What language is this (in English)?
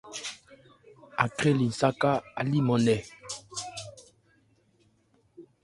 Ebrié